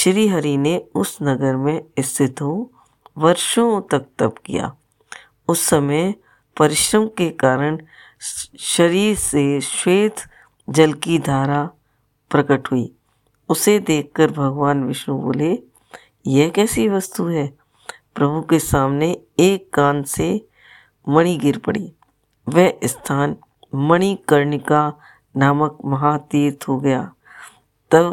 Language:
Hindi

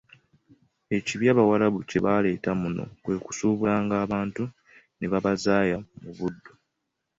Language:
Ganda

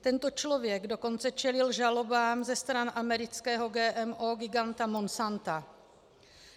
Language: Czech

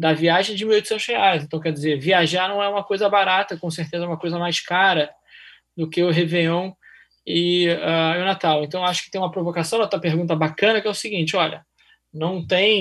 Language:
Portuguese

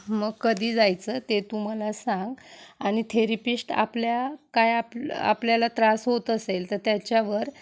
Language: Marathi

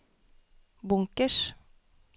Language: Norwegian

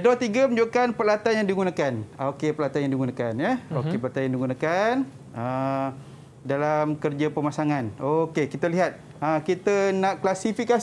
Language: Malay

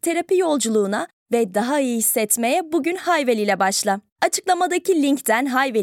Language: Turkish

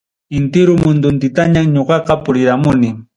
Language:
Ayacucho Quechua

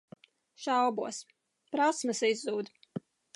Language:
Latvian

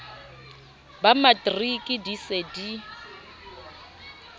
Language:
Southern Sotho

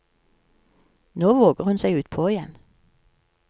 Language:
Norwegian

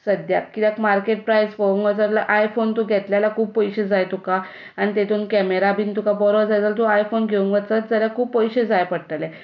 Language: Konkani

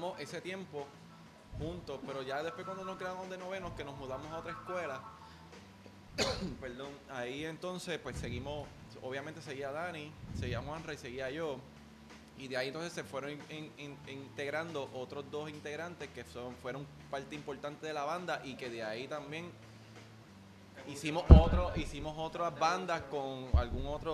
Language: Spanish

